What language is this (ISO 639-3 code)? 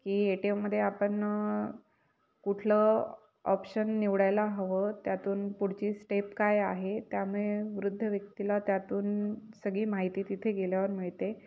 mar